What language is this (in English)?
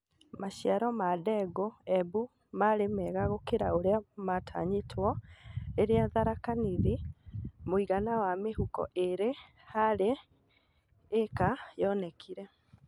Kikuyu